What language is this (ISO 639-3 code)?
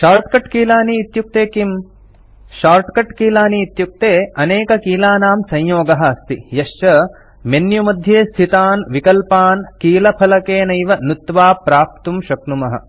san